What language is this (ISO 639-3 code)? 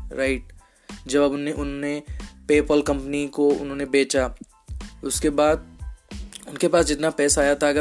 hin